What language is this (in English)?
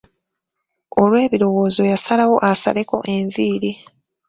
Ganda